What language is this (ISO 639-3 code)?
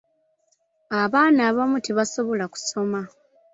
lug